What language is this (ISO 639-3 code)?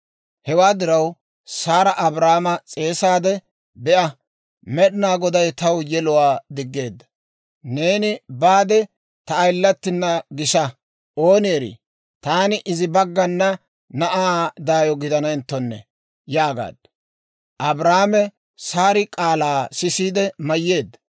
dwr